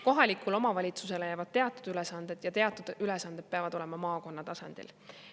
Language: Estonian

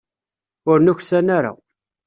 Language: Kabyle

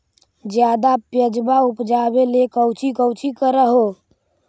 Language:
Magahi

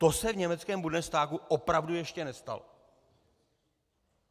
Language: Czech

